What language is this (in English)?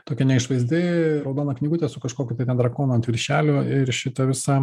Lithuanian